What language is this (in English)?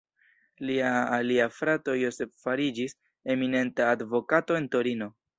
Esperanto